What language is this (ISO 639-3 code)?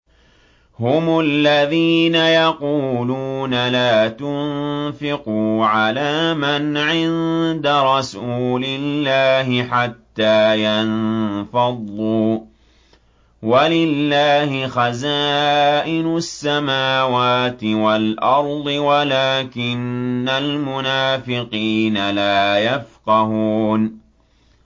ara